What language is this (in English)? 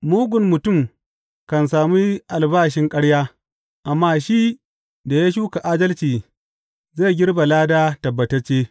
Hausa